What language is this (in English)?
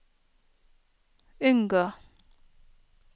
Norwegian